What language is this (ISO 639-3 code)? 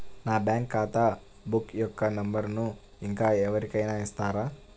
tel